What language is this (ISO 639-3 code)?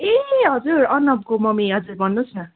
nep